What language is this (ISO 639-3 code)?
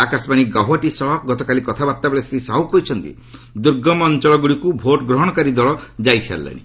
ori